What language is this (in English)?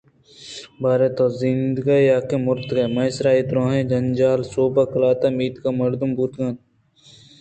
Eastern Balochi